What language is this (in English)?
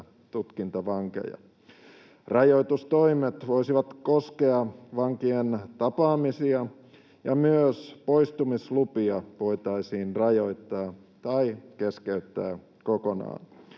Finnish